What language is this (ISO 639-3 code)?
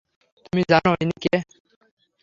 ben